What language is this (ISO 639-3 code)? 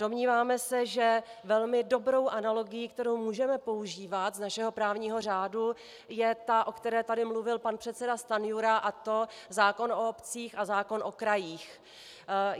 ces